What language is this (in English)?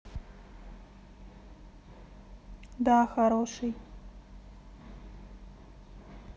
Russian